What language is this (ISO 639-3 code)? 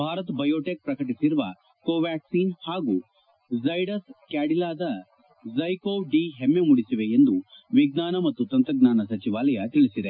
kan